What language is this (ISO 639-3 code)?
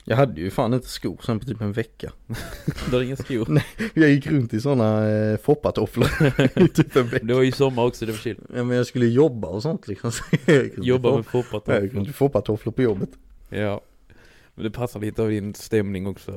swe